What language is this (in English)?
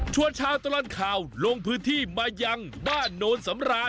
Thai